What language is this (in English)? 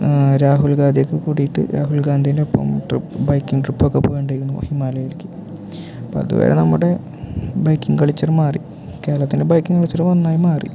Malayalam